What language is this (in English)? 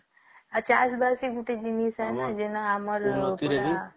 Odia